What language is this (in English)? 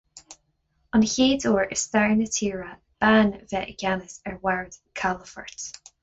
Irish